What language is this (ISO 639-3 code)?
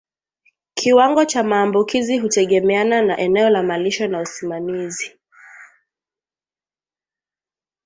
swa